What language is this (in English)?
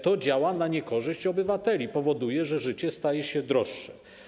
Polish